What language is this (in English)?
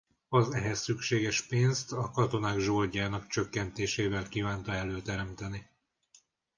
Hungarian